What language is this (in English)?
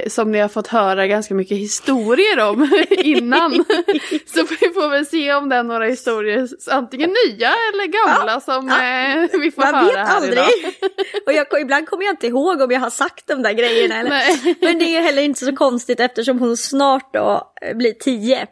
Swedish